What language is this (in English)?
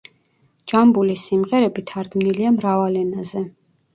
Georgian